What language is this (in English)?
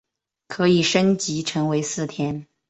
Chinese